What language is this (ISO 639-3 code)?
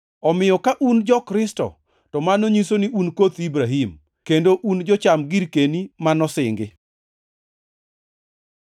luo